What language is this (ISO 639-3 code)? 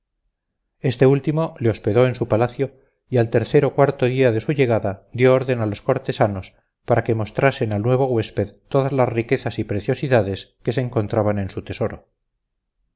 spa